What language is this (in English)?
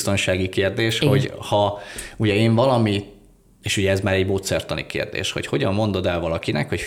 Hungarian